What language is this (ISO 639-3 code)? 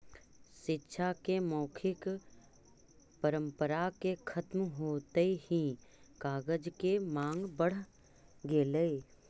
mag